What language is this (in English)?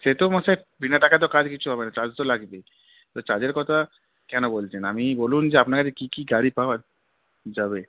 Bangla